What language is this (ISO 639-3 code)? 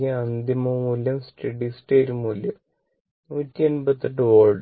mal